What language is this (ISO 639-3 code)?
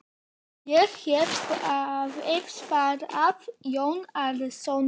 isl